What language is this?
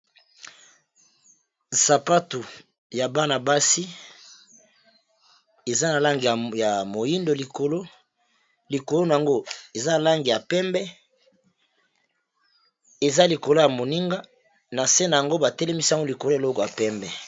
Lingala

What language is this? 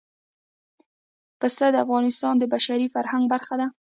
Pashto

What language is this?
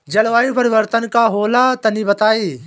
Bhojpuri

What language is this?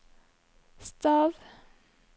Norwegian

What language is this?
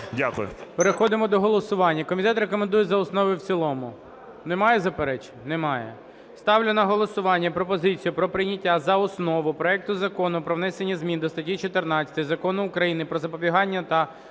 Ukrainian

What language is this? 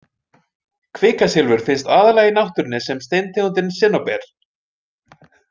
Icelandic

